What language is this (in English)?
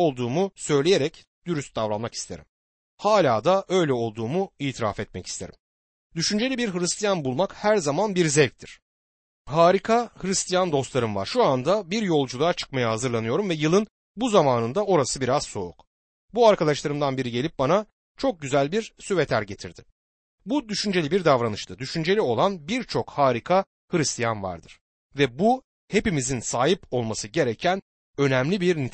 Turkish